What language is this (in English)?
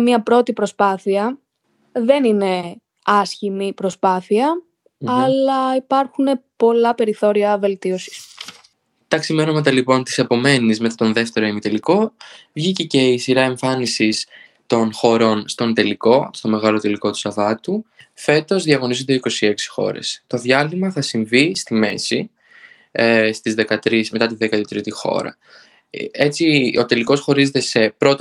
Greek